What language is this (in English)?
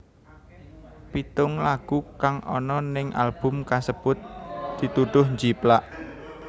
Javanese